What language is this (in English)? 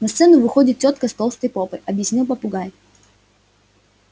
Russian